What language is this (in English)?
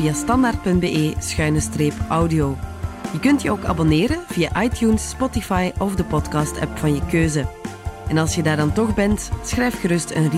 Dutch